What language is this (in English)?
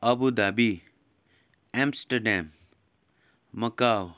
Nepali